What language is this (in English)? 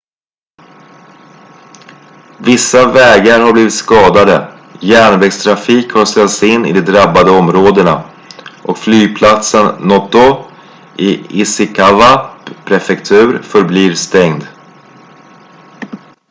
Swedish